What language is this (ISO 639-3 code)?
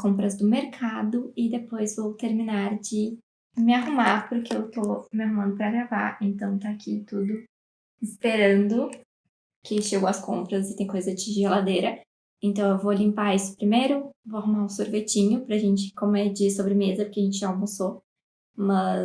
por